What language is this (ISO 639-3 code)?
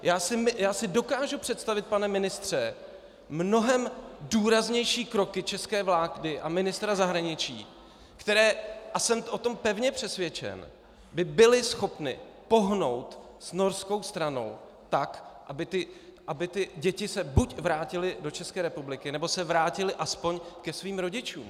ces